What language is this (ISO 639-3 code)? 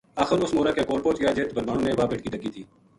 gju